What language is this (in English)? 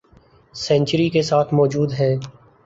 Urdu